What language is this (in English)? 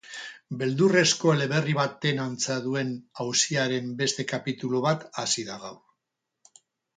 Basque